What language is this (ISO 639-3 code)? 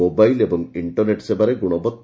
ori